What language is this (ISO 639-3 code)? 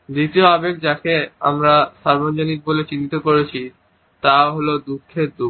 ben